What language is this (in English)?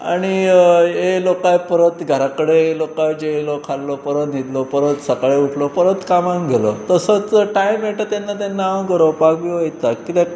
Konkani